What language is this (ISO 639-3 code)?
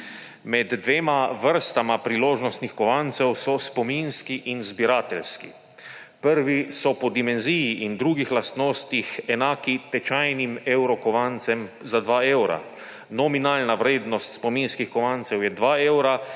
slv